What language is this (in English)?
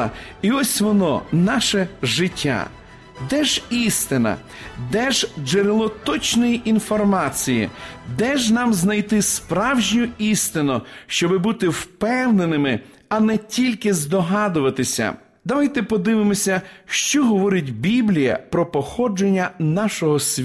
Ukrainian